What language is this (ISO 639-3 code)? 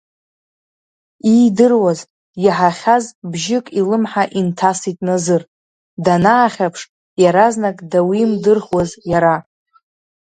abk